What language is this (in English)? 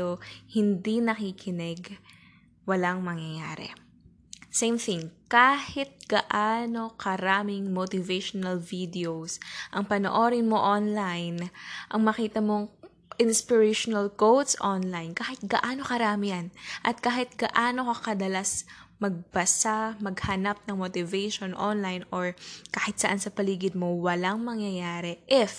Filipino